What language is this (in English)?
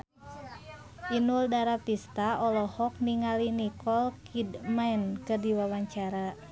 Sundanese